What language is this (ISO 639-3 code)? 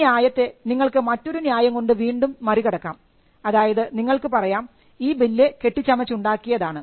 mal